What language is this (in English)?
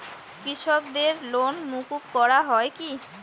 Bangla